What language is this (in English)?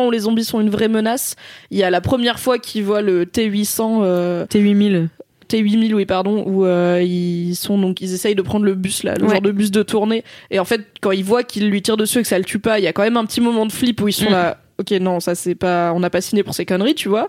French